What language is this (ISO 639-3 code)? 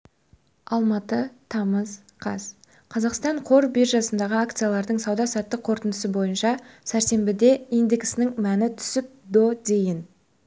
kaz